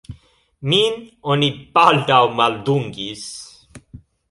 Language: Esperanto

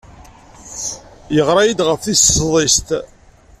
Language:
Kabyle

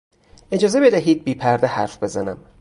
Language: Persian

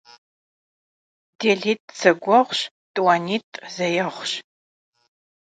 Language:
Kabardian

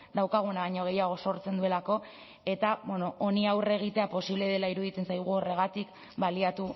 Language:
Basque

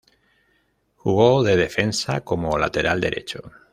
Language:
Spanish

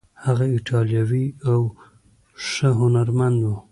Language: Pashto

